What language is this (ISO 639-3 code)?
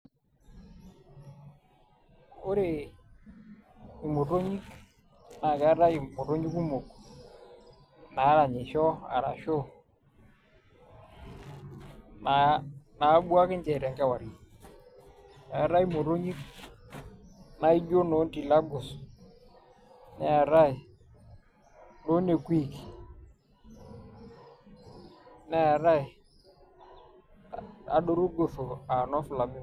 mas